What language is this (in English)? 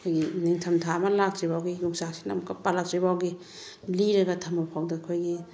Manipuri